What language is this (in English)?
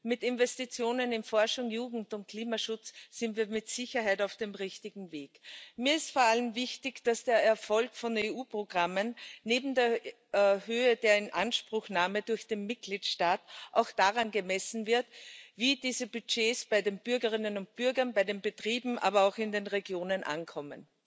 German